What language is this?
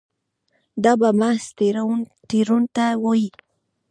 Pashto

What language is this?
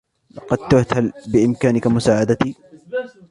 Arabic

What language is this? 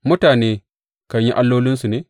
Hausa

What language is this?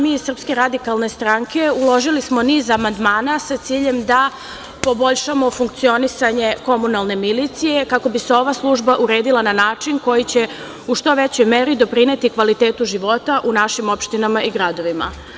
Serbian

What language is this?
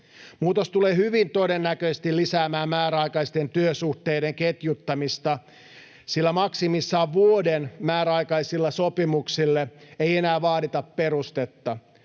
Finnish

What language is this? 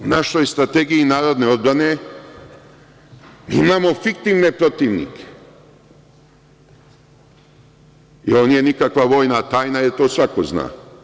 Serbian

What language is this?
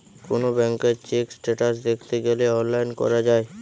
Bangla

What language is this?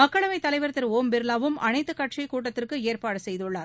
Tamil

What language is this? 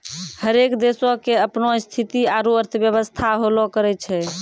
Maithili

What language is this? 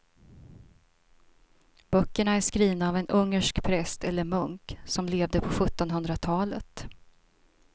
Swedish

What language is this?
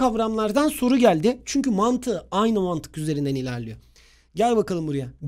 Turkish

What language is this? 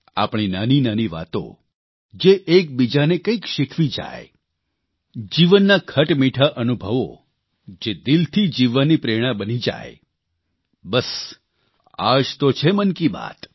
Gujarati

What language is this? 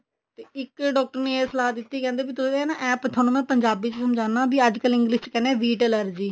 Punjabi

